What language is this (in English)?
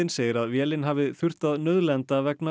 Icelandic